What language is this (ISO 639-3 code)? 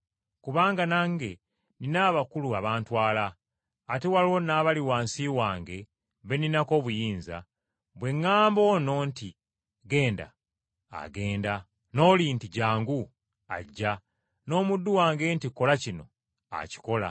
lug